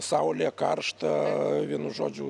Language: Lithuanian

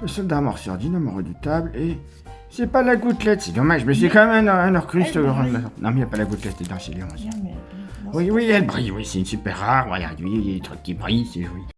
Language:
French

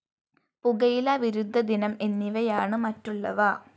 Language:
Malayalam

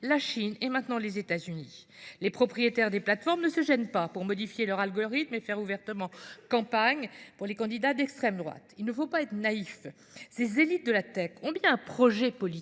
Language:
French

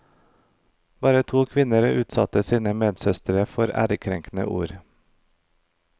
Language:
Norwegian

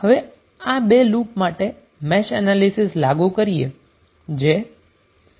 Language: Gujarati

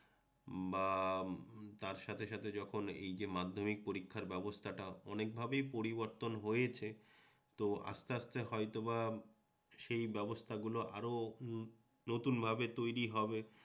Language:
Bangla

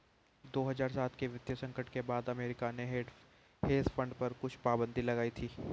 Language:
Hindi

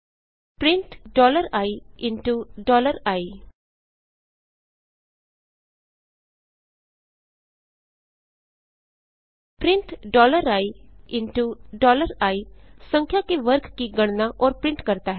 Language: Hindi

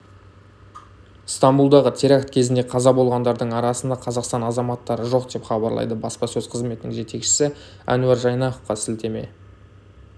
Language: Kazakh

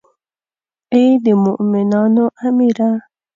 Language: Pashto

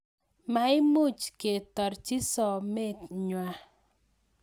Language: Kalenjin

